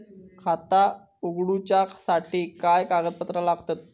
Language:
Marathi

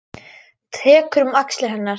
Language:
Icelandic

